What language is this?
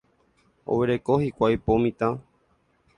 Guarani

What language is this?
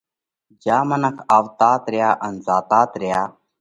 Parkari Koli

